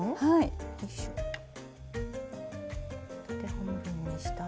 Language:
Japanese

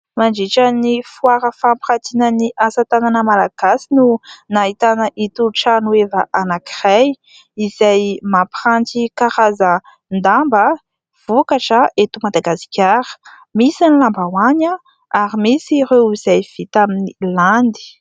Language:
Malagasy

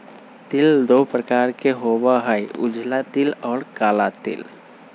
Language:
Magahi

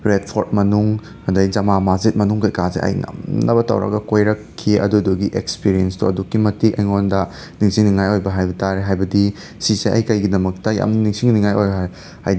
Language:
Manipuri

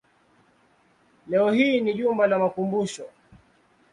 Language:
Swahili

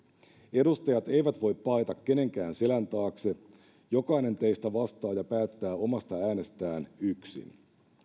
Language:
Finnish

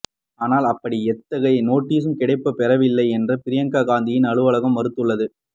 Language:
Tamil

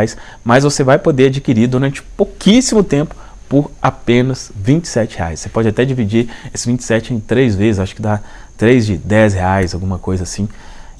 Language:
Portuguese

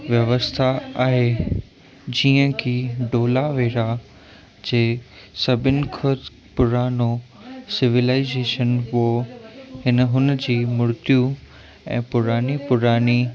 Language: Sindhi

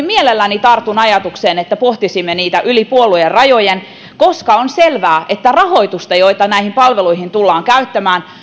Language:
Finnish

